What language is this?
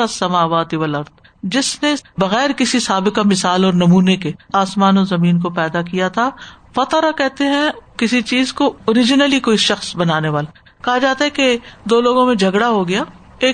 Urdu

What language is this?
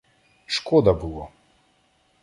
Ukrainian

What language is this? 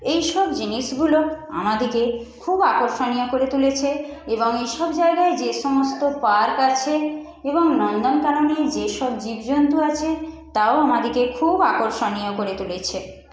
Bangla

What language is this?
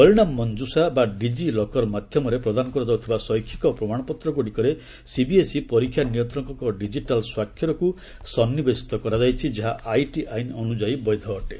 Odia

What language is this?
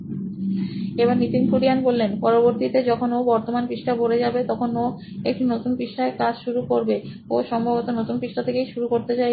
Bangla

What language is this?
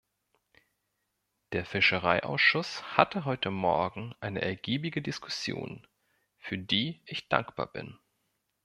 German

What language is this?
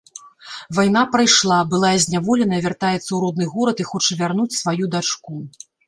Belarusian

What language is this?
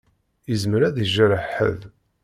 Kabyle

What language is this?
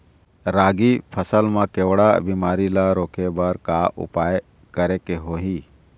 Chhattisgarhi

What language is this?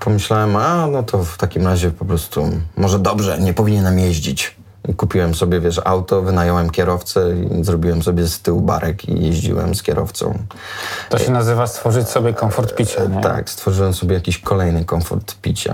Polish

